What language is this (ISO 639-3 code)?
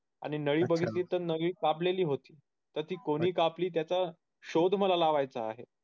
mar